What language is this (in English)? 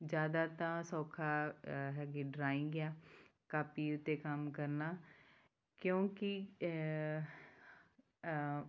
Punjabi